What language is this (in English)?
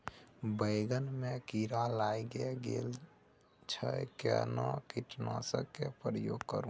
Maithili